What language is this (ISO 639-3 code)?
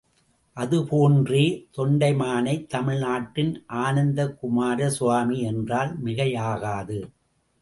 tam